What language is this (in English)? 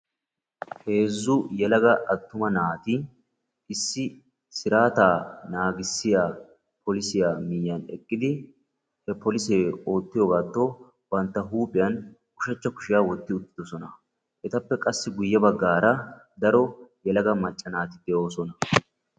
Wolaytta